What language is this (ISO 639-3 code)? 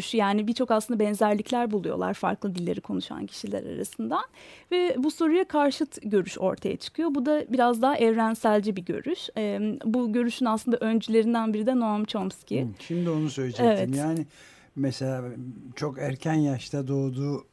tur